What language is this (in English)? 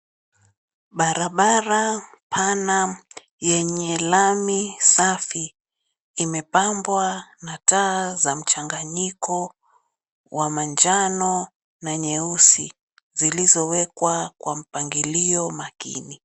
Swahili